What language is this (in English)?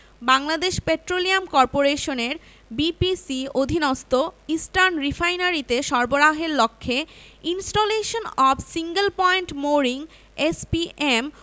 Bangla